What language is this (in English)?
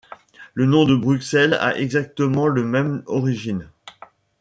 French